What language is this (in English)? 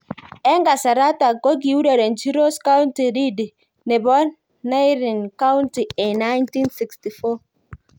Kalenjin